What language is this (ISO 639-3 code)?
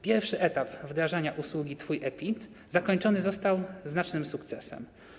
pol